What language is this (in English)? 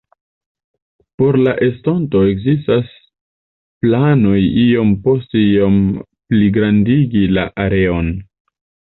Esperanto